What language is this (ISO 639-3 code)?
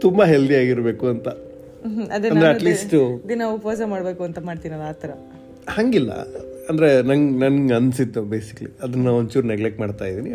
kan